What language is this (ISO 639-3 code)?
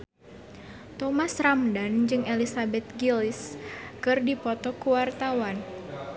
sun